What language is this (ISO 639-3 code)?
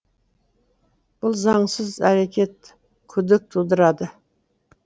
kaz